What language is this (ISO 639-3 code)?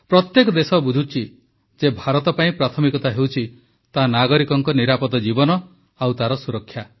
ori